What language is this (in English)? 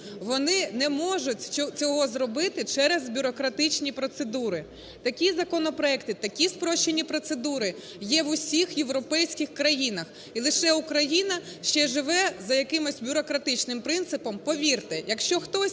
Ukrainian